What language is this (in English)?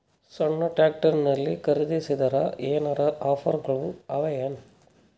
Kannada